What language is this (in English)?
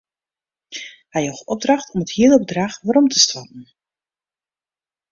Western Frisian